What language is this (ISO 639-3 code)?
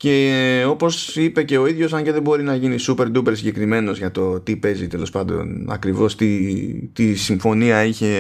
ell